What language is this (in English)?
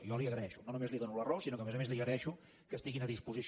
Catalan